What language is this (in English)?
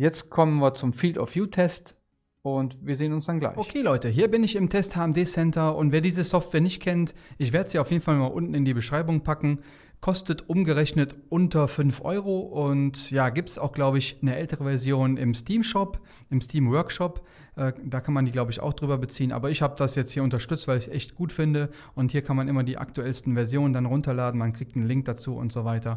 German